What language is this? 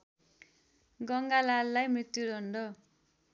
Nepali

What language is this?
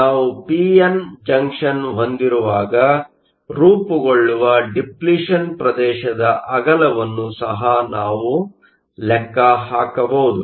Kannada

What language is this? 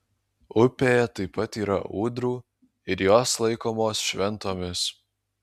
Lithuanian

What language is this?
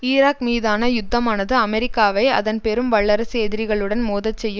Tamil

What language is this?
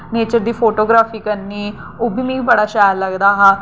Dogri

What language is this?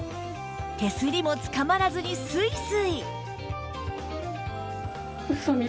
Japanese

